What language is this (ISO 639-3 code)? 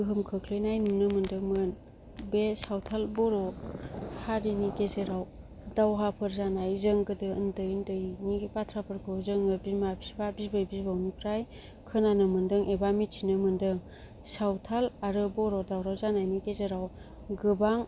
brx